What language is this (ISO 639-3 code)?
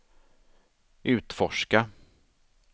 swe